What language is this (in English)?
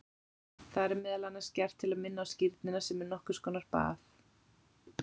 Icelandic